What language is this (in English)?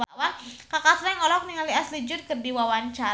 Sundanese